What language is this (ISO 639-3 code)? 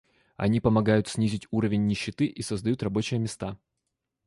rus